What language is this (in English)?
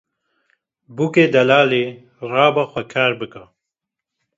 Kurdish